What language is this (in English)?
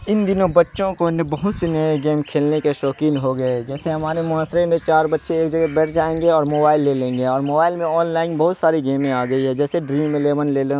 Urdu